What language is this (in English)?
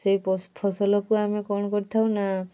Odia